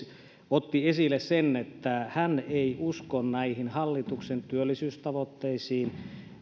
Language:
Finnish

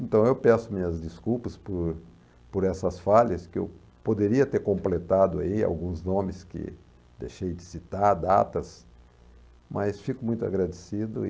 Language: Portuguese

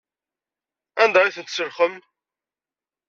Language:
Kabyle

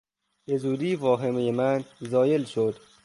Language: Persian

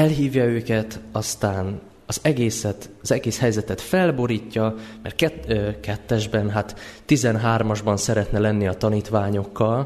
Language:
Hungarian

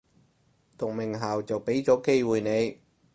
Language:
Cantonese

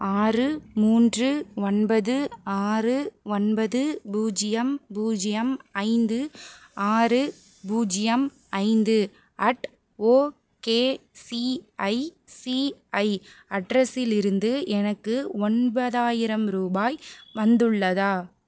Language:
Tamil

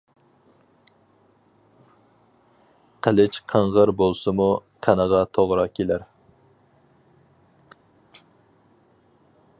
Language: Uyghur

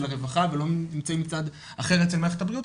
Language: Hebrew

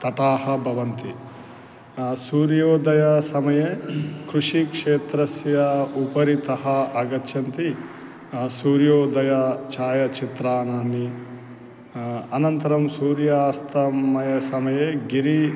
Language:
Sanskrit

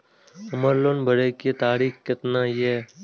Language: Maithili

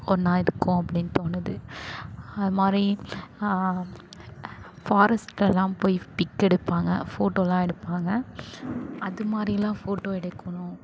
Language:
Tamil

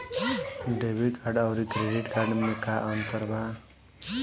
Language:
Bhojpuri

